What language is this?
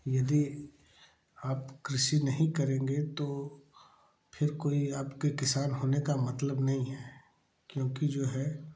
Hindi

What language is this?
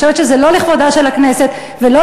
Hebrew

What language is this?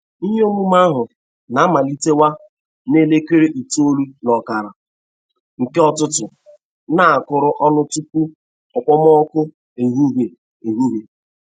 Igbo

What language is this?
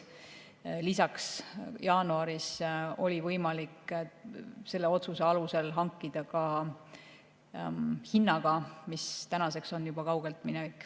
Estonian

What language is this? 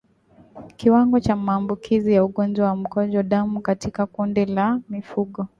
Swahili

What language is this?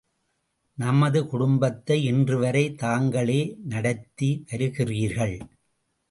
Tamil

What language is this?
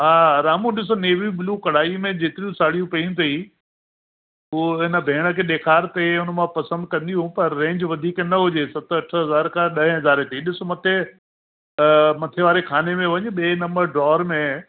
Sindhi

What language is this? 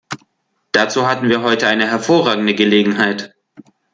German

